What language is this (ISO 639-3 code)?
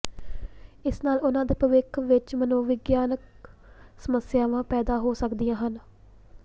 pan